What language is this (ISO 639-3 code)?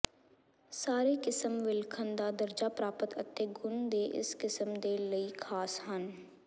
pan